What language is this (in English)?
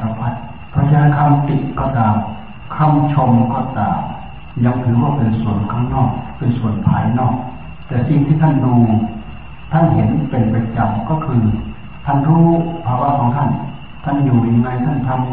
Thai